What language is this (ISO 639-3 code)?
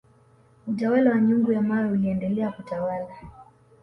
swa